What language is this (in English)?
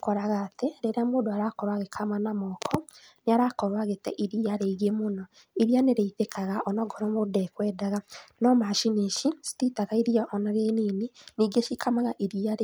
Kikuyu